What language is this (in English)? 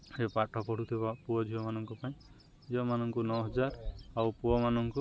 Odia